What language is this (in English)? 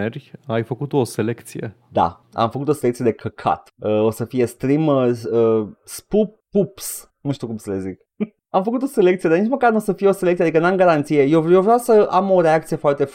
Romanian